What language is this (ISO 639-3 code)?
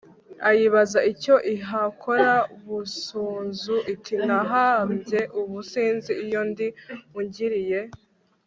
kin